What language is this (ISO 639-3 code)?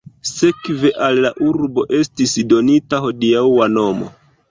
epo